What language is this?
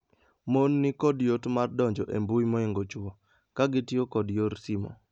Luo (Kenya and Tanzania)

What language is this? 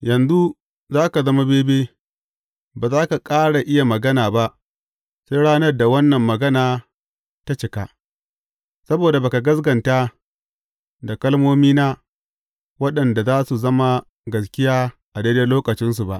Hausa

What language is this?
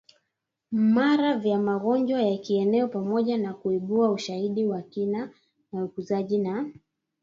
Swahili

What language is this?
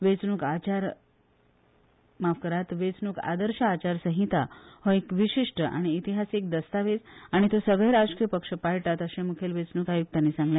Konkani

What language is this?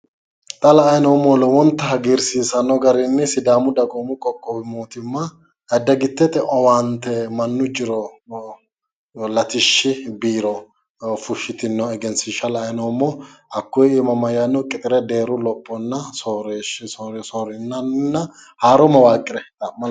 Sidamo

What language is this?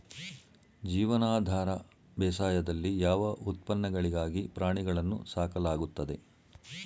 Kannada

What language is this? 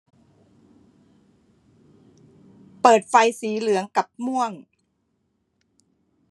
Thai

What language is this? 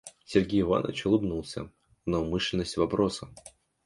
Russian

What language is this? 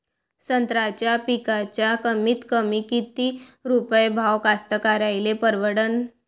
Marathi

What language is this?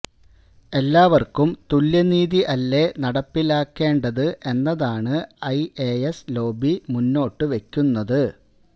Malayalam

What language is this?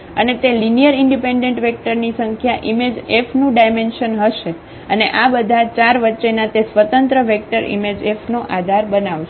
Gujarati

